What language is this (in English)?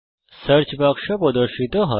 Bangla